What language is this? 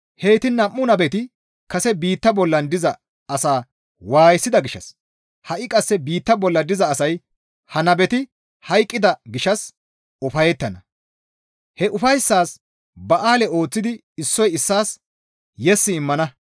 Gamo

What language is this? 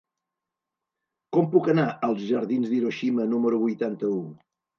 Catalan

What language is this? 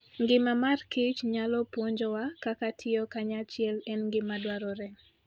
Luo (Kenya and Tanzania)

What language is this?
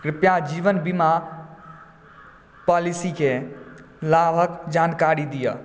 Maithili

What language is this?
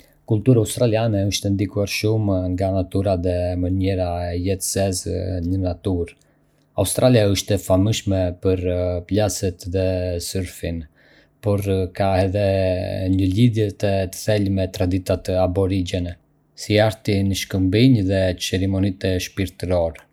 Arbëreshë Albanian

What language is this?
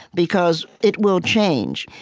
English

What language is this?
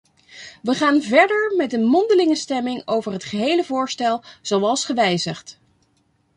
Dutch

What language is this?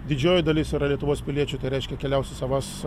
Lithuanian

